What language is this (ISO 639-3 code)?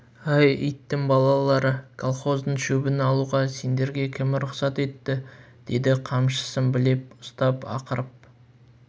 kaz